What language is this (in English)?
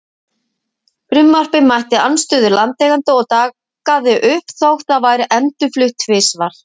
Icelandic